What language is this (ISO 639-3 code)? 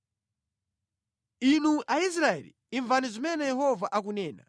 nya